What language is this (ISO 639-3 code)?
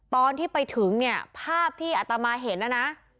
tha